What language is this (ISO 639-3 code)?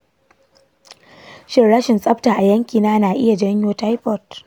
hau